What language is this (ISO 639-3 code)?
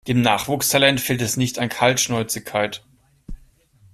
deu